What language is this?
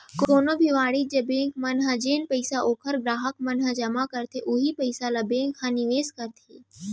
Chhattisgarhi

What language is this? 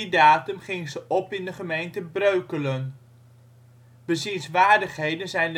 Dutch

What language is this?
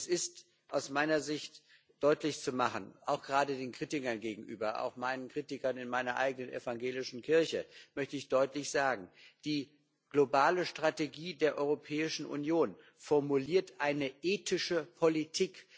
German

